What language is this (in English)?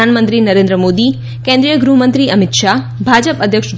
Gujarati